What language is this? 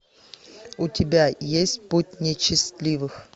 Russian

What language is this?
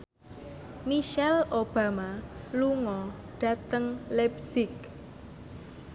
Javanese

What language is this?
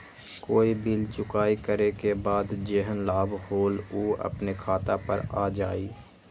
Magahi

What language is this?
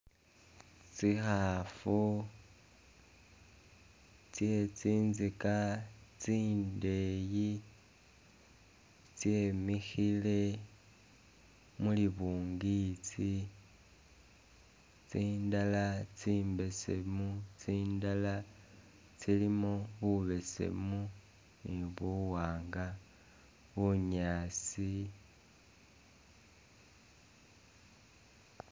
Masaaba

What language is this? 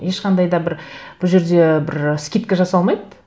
Kazakh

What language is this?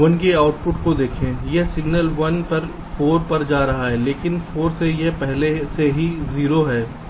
Hindi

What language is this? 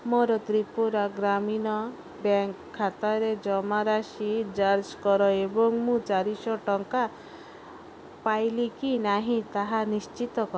Odia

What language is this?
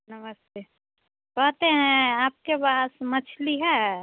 Hindi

